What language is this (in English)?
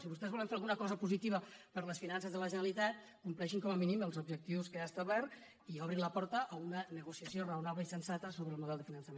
Catalan